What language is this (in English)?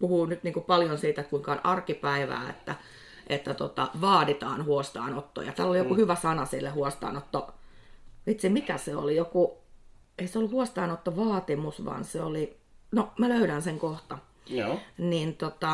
Finnish